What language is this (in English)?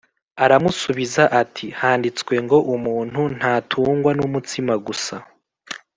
Kinyarwanda